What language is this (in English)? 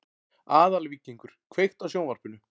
Icelandic